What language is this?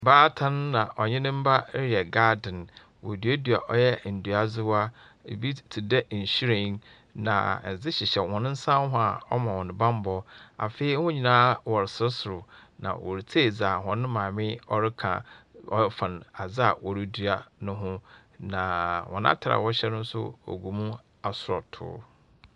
Akan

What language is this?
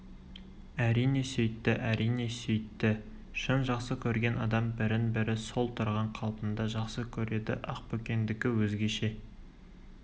Kazakh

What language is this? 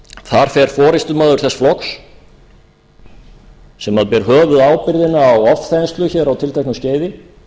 Icelandic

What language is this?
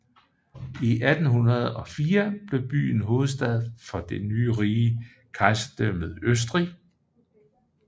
Danish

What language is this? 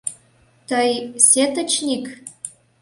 Mari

